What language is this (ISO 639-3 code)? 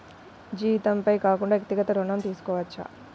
tel